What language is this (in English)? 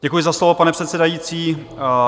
Czech